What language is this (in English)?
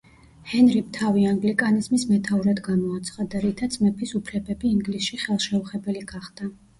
Georgian